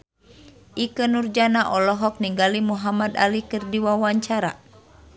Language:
Sundanese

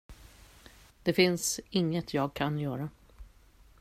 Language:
Swedish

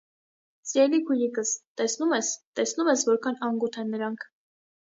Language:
Armenian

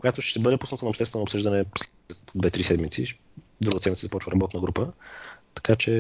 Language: Bulgarian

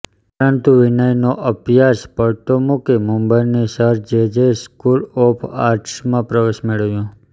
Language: Gujarati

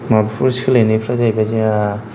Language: Bodo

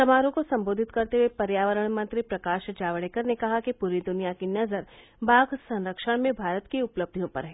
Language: Hindi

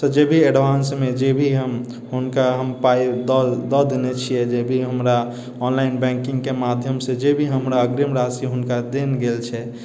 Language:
Maithili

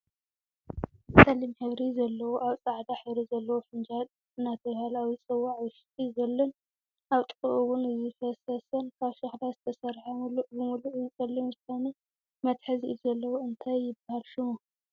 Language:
Tigrinya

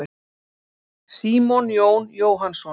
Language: Icelandic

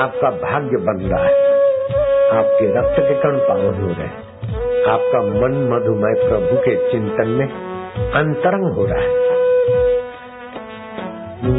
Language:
Hindi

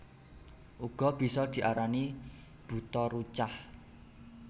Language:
Javanese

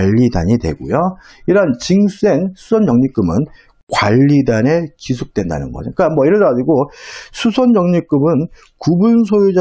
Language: Korean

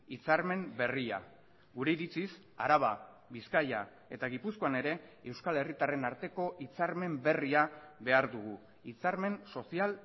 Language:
Basque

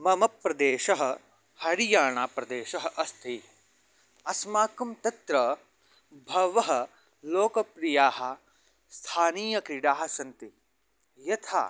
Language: Sanskrit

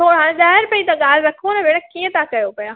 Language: Sindhi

